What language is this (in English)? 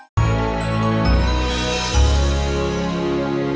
Indonesian